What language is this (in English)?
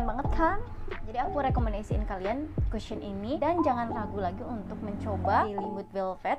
Indonesian